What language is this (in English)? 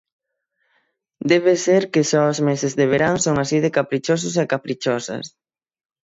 Galician